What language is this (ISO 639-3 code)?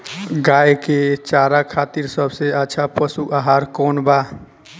bho